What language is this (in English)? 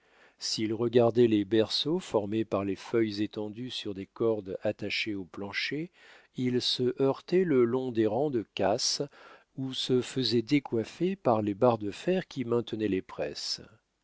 French